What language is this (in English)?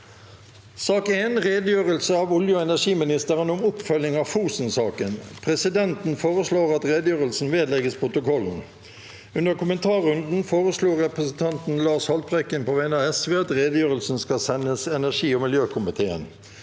Norwegian